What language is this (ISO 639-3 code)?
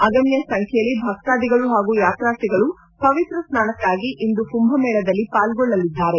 kan